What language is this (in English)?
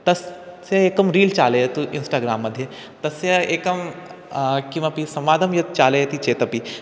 Sanskrit